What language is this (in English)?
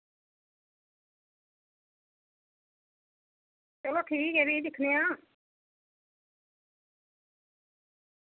Dogri